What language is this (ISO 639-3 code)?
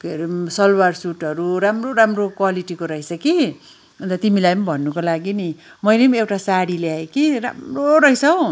nep